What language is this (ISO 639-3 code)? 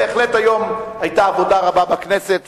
heb